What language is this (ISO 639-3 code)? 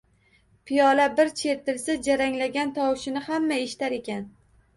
uzb